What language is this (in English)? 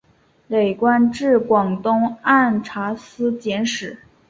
Chinese